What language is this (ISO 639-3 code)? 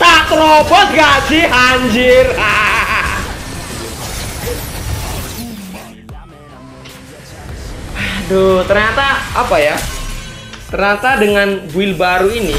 ind